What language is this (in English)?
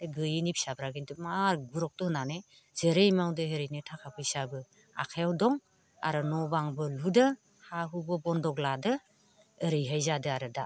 Bodo